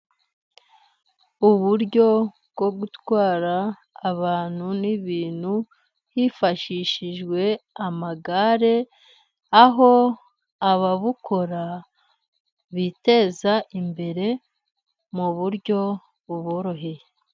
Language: Kinyarwanda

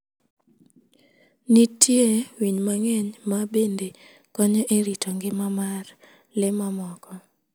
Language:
Luo (Kenya and Tanzania)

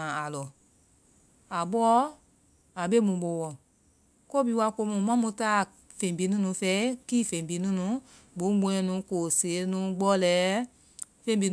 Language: Vai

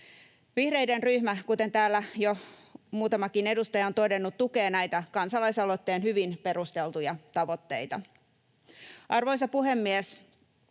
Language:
Finnish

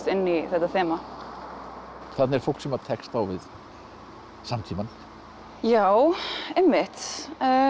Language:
Icelandic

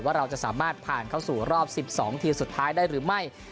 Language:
Thai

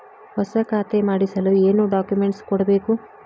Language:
Kannada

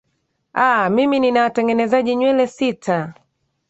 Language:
Swahili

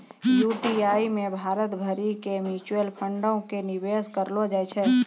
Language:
Maithili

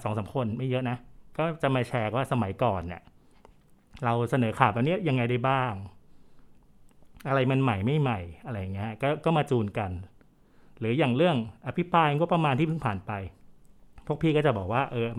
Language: Thai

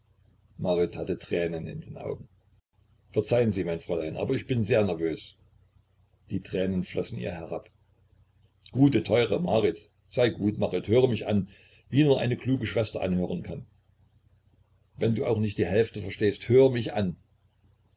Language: German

